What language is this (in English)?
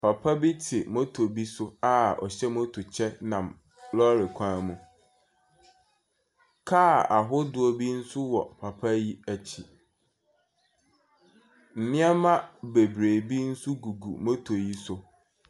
Akan